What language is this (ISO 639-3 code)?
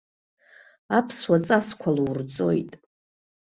abk